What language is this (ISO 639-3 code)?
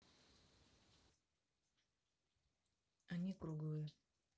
rus